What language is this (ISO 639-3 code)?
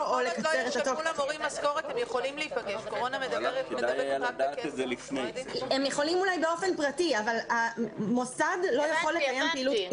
heb